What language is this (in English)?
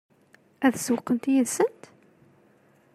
Kabyle